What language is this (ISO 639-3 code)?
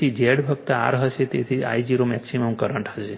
guj